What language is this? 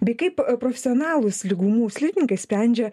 Lithuanian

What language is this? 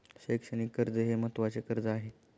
Marathi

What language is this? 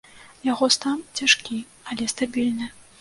Belarusian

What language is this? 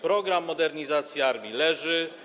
Polish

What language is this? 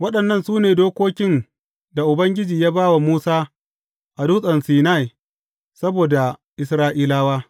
Hausa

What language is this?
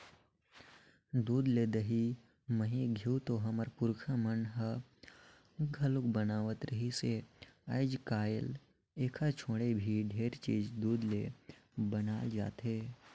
Chhattisgarhi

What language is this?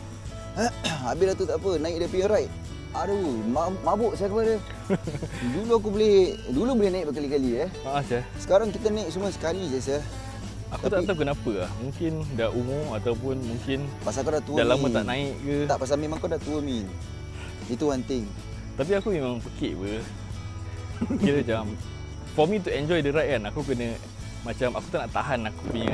Malay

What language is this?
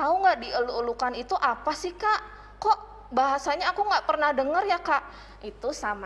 Indonesian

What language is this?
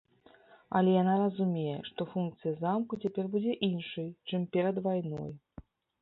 Belarusian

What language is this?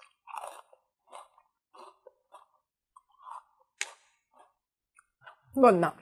Thai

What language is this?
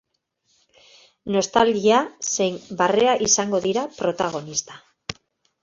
Basque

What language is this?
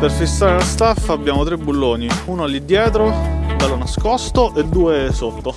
Italian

